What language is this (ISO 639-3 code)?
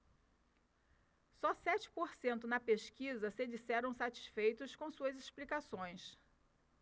por